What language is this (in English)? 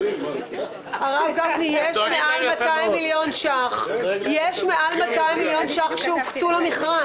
Hebrew